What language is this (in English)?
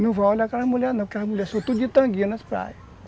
Portuguese